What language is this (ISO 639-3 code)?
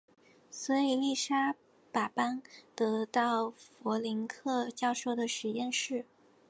zho